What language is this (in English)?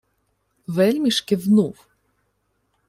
Ukrainian